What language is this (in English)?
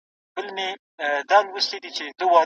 Pashto